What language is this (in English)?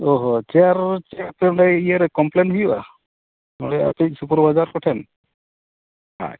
Santali